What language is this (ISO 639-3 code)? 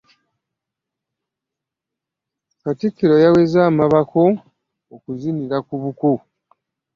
lug